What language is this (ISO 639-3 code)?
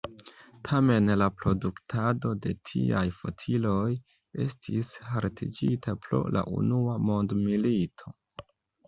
epo